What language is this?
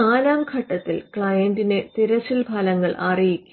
Malayalam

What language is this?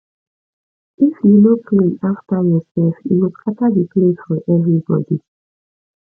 Nigerian Pidgin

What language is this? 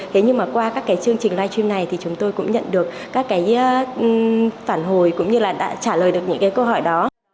Vietnamese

